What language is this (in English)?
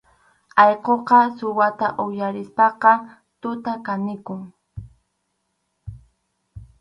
Arequipa-La Unión Quechua